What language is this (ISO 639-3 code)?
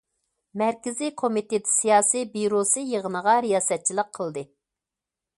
uig